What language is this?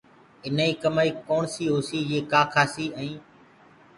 Gurgula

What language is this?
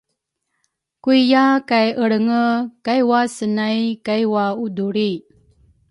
Rukai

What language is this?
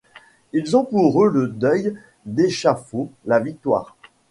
French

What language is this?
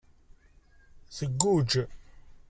Kabyle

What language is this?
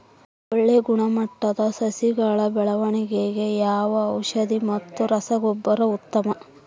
Kannada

